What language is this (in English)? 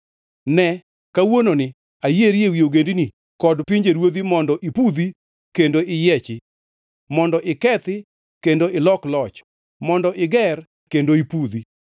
Luo (Kenya and Tanzania)